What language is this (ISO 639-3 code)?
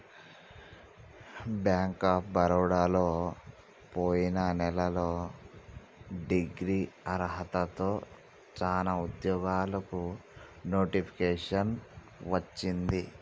tel